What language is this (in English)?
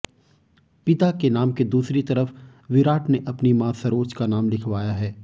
Hindi